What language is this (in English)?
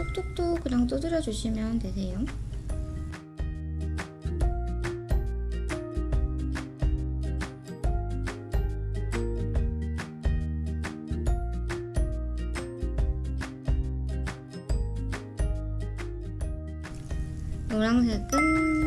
Korean